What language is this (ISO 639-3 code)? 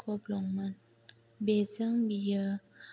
brx